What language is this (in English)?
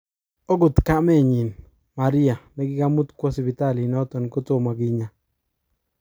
Kalenjin